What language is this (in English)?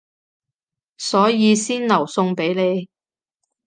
Cantonese